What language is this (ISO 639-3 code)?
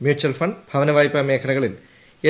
mal